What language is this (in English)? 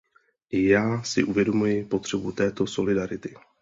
Czech